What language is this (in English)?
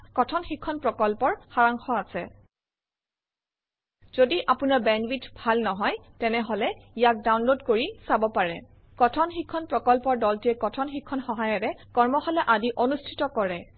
Assamese